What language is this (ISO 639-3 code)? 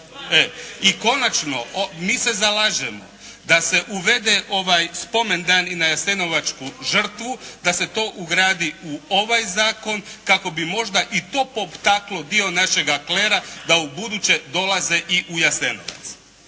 hrv